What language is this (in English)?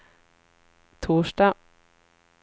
Swedish